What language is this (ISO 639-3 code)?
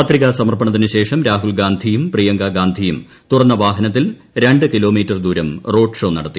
mal